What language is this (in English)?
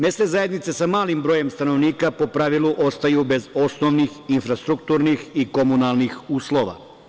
Serbian